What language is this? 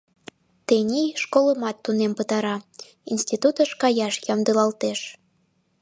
Mari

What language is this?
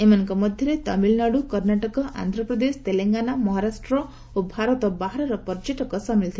Odia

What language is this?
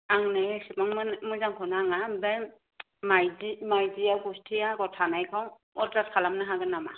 Bodo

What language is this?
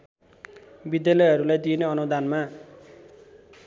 Nepali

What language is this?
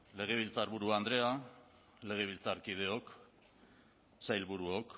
Basque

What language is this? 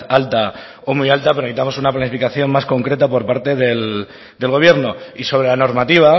Spanish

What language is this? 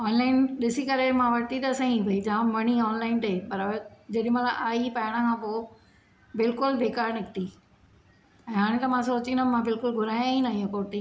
Sindhi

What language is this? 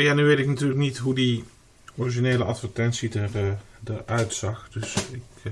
Dutch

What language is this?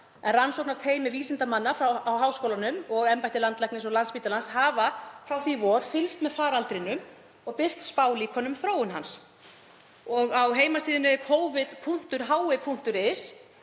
Icelandic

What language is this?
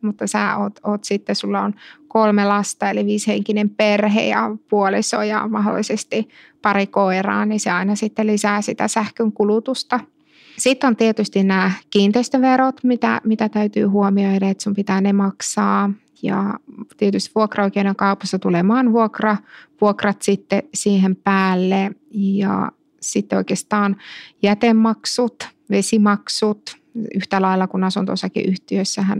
Finnish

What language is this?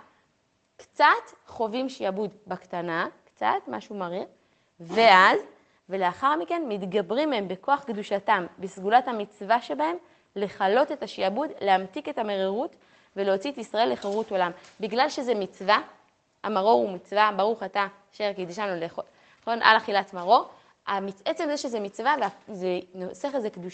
Hebrew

